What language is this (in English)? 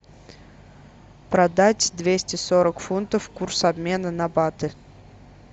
Russian